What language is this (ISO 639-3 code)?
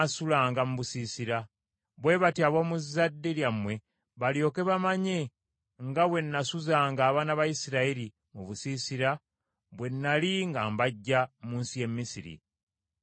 lug